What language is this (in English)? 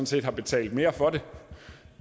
Danish